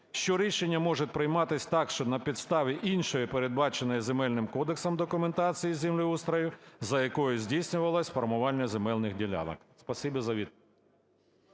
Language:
Ukrainian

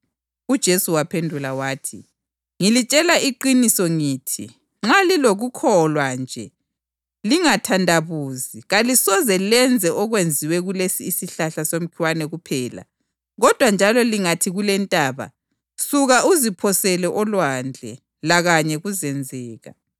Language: North Ndebele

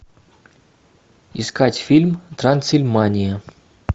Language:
Russian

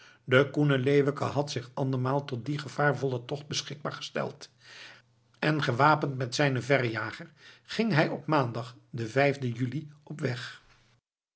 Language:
Dutch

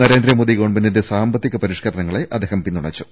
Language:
Malayalam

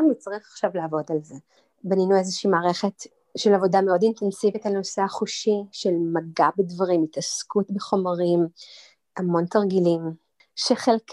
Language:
Hebrew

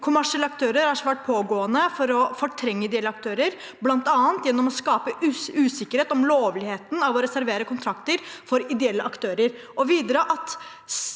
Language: Norwegian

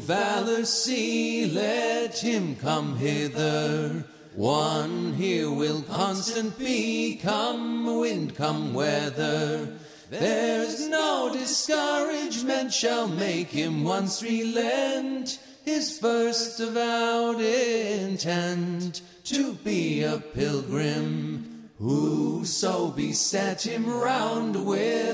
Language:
Dutch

